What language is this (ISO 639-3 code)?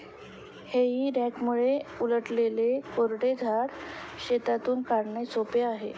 mar